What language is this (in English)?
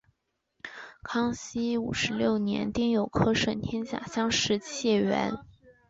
Chinese